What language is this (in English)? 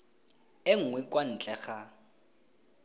Tswana